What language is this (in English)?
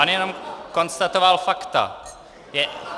Czech